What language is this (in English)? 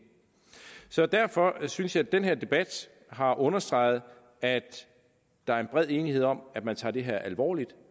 Danish